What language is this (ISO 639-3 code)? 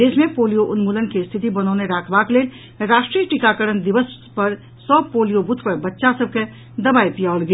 mai